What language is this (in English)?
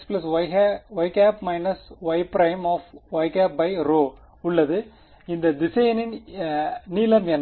Tamil